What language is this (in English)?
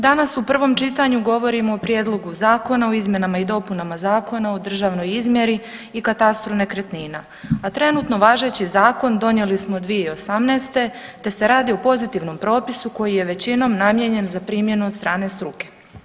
Croatian